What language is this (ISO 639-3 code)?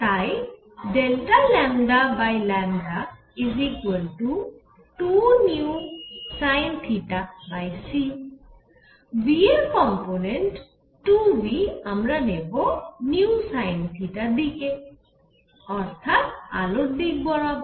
ben